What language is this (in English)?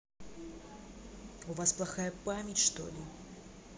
Russian